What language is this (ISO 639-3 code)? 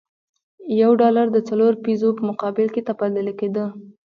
pus